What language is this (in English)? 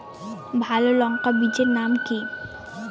Bangla